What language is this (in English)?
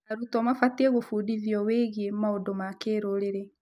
Kikuyu